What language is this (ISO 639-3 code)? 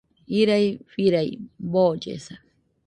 hux